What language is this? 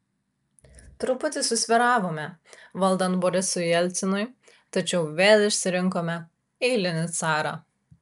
Lithuanian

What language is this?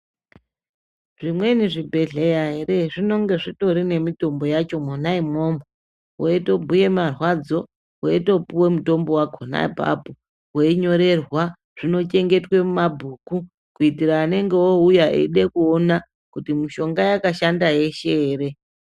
Ndau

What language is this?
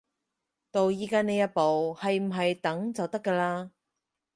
Cantonese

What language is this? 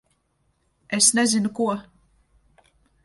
Latvian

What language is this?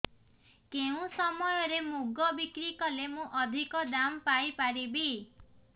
Odia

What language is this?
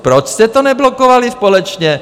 Czech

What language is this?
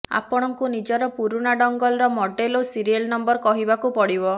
Odia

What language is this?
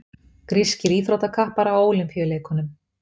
Icelandic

